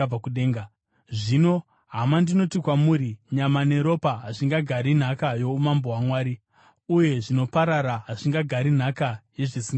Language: Shona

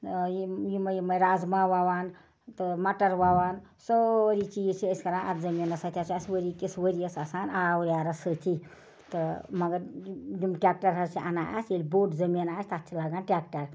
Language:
Kashmiri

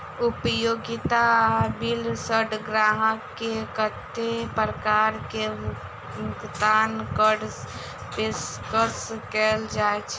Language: Maithili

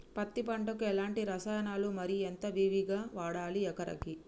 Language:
Telugu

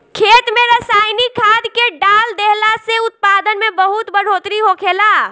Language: Bhojpuri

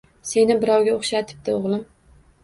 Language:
Uzbek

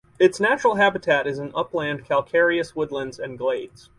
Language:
English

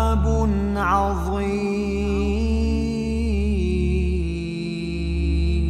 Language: Arabic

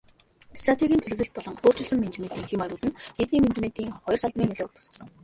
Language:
Mongolian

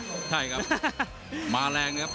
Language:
Thai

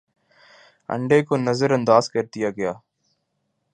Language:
Urdu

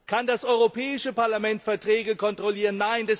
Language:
German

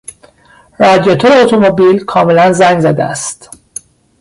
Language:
Persian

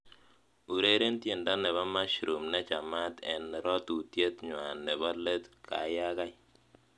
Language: Kalenjin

